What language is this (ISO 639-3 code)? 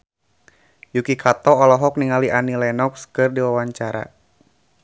sun